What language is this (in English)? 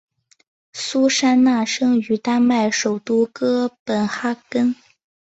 Chinese